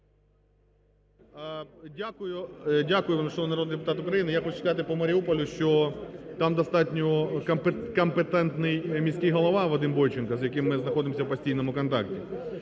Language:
Ukrainian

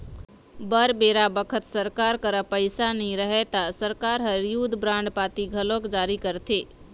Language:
Chhattisgarhi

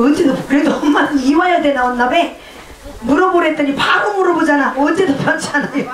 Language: Korean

